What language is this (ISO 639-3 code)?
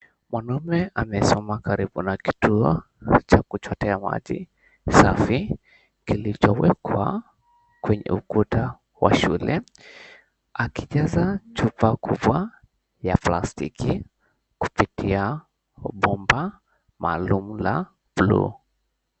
swa